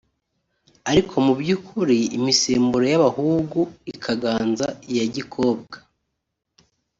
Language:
Kinyarwanda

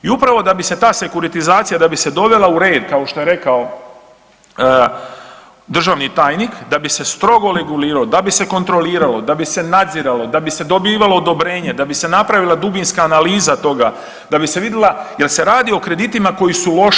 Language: Croatian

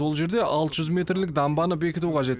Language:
Kazakh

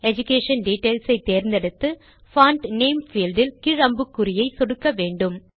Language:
Tamil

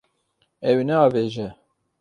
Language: Kurdish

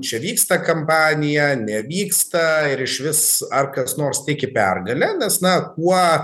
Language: Lithuanian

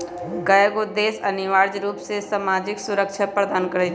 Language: Magahi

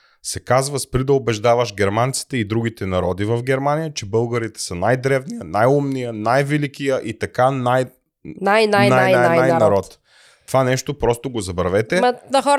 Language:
Bulgarian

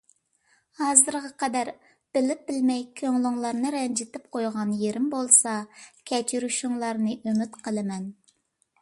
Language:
Uyghur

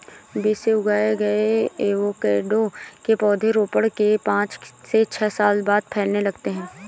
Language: Hindi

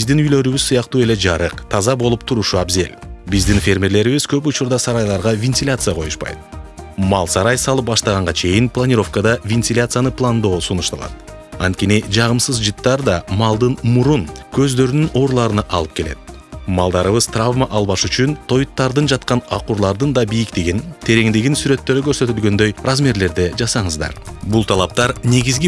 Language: Turkish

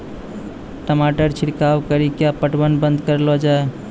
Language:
Maithili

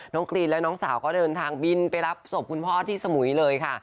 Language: Thai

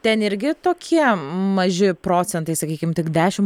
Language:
Lithuanian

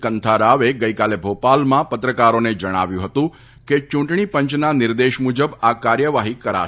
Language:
Gujarati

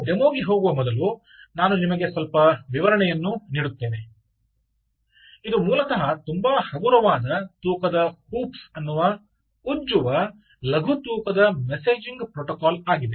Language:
Kannada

